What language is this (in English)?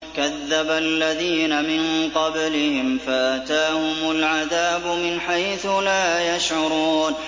Arabic